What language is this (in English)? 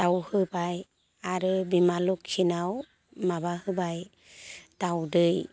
Bodo